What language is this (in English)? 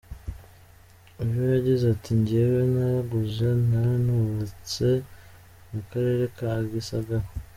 Kinyarwanda